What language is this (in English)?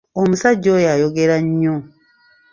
Ganda